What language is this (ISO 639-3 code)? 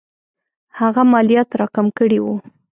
pus